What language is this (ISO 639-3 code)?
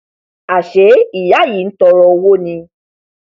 yor